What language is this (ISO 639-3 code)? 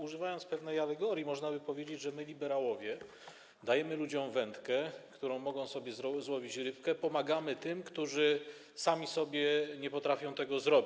pol